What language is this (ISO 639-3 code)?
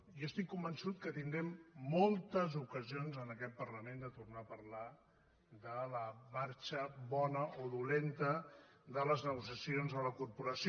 cat